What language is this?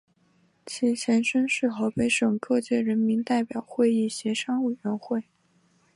Chinese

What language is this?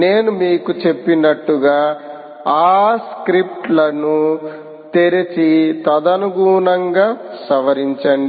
Telugu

